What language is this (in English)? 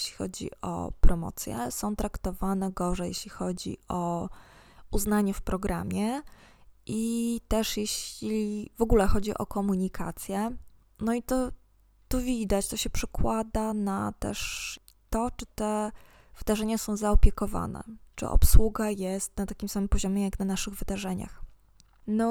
Polish